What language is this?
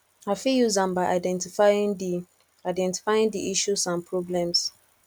Nigerian Pidgin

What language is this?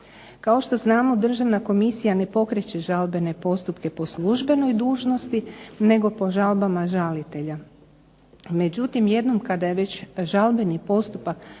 Croatian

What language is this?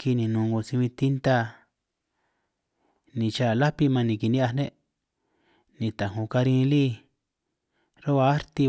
San Martín Itunyoso Triqui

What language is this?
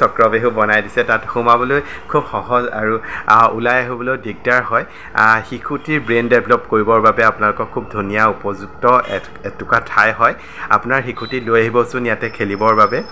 Bangla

